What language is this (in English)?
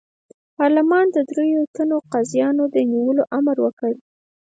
Pashto